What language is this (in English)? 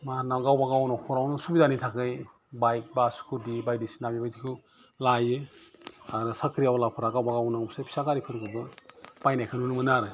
Bodo